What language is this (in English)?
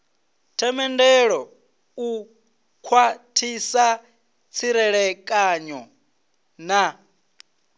Venda